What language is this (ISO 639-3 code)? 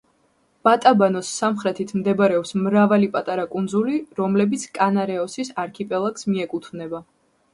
kat